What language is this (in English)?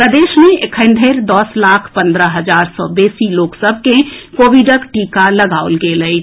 Maithili